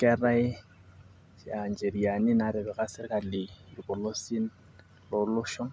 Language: Masai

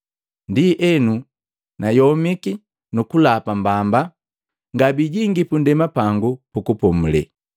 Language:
Matengo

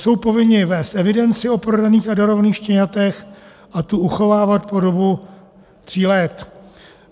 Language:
Czech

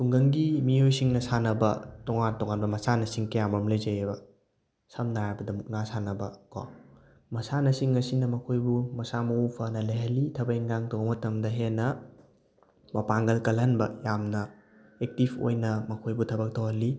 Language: Manipuri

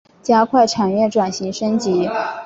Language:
Chinese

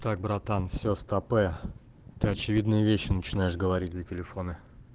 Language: Russian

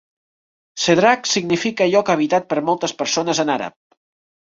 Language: Catalan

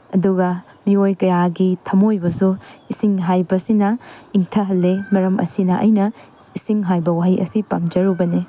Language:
Manipuri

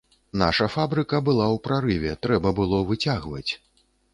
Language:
Belarusian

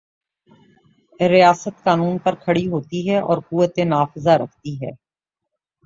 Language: Urdu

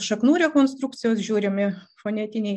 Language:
Lithuanian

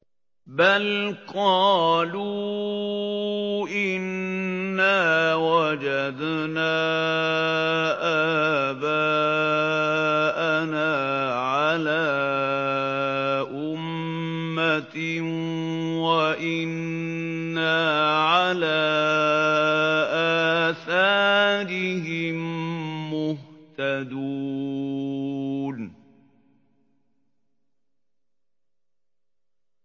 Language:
Arabic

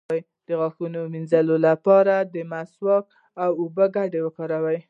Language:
Pashto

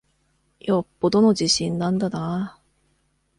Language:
Japanese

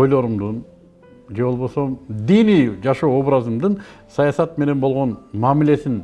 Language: Turkish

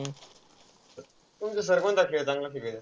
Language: Marathi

